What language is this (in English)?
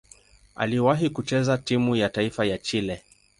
Swahili